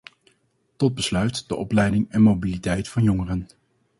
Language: Dutch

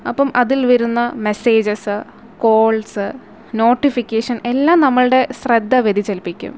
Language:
Malayalam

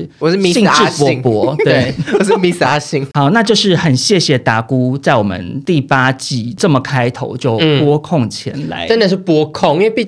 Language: Chinese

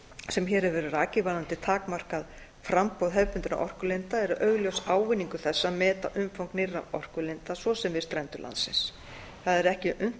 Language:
Icelandic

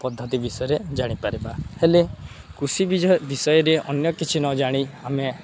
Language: Odia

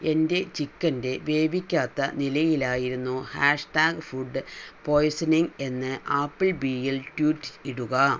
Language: Malayalam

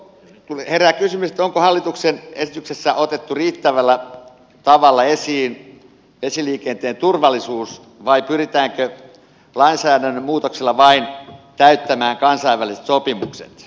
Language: Finnish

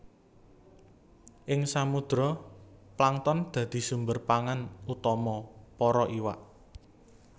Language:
Javanese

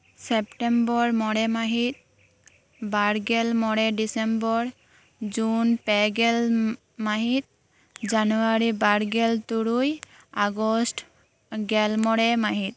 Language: Santali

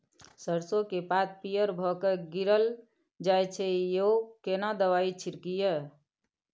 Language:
Maithili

